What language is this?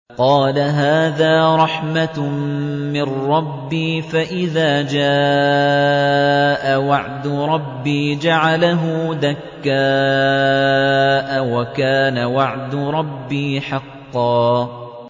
Arabic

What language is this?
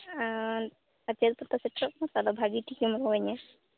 Santali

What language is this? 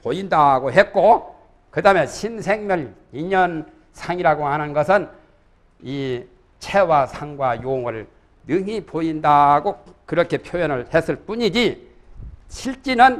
Korean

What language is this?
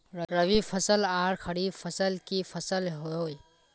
Magahi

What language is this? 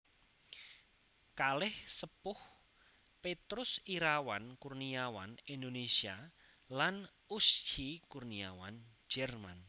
Javanese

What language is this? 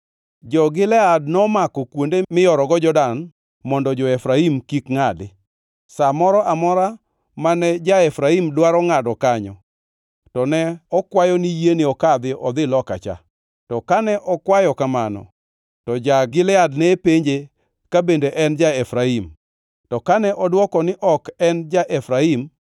Luo (Kenya and Tanzania)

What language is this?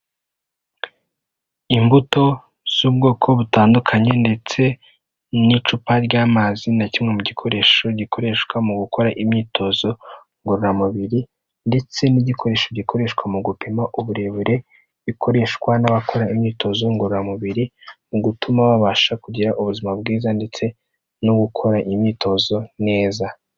Kinyarwanda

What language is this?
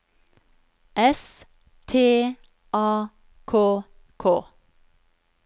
Norwegian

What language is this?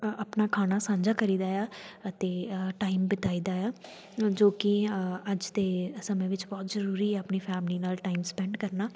Punjabi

